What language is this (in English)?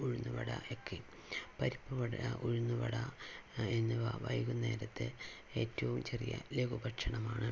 Malayalam